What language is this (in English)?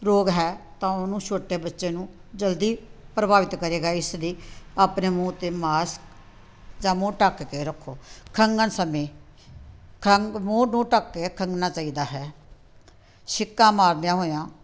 Punjabi